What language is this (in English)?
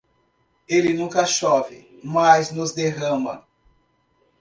Portuguese